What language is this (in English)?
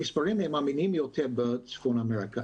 Hebrew